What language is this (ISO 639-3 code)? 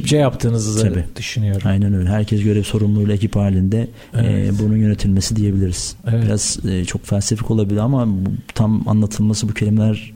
tur